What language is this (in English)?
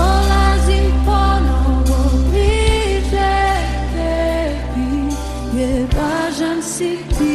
Romanian